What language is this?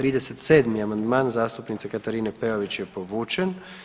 Croatian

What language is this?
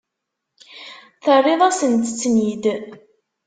Kabyle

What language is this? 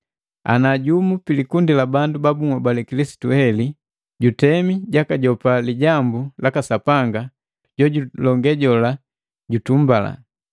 Matengo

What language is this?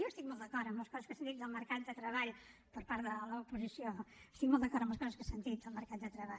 Catalan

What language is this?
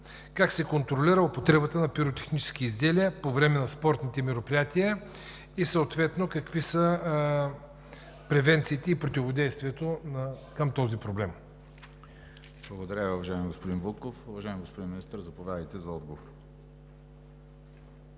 Bulgarian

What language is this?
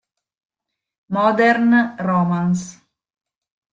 Italian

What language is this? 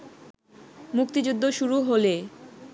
Bangla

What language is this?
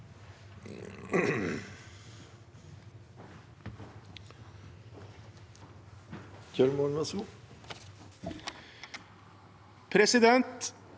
Norwegian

